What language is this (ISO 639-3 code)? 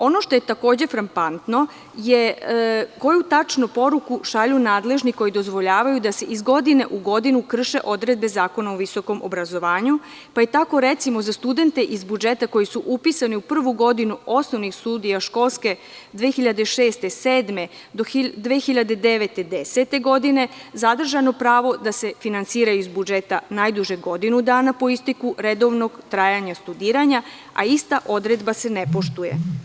srp